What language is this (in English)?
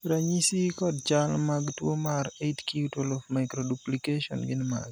Luo (Kenya and Tanzania)